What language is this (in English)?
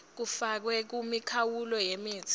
Swati